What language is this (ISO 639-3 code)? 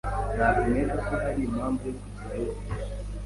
kin